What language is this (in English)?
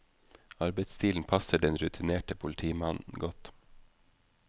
Norwegian